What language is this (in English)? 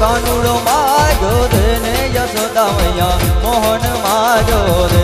Hindi